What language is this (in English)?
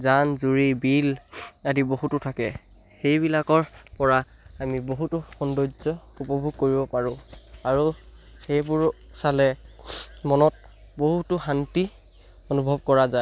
Assamese